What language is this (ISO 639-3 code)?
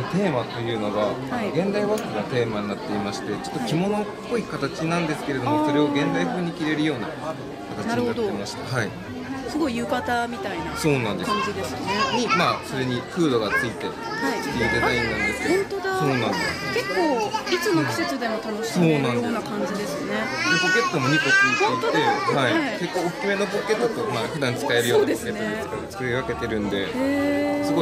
jpn